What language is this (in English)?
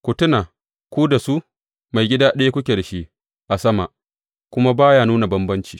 Hausa